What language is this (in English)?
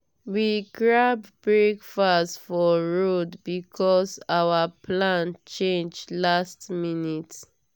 Nigerian Pidgin